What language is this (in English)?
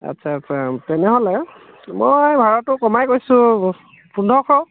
Assamese